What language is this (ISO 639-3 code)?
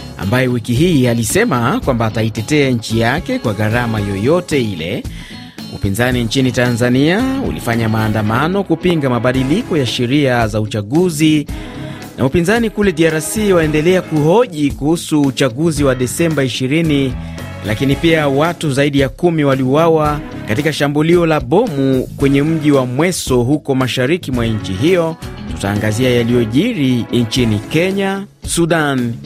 swa